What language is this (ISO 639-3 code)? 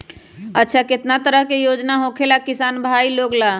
mag